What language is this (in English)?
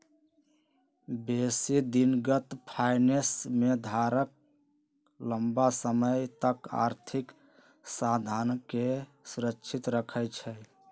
Magahi